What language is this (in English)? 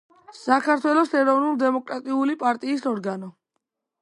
Georgian